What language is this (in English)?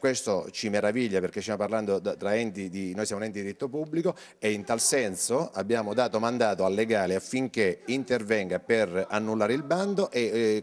Italian